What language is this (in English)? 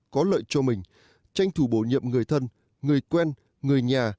Vietnamese